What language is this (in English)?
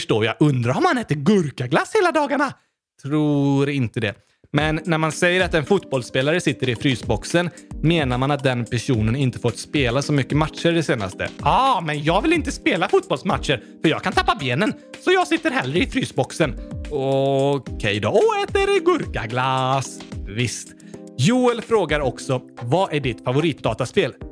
Swedish